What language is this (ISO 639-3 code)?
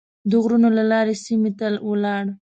pus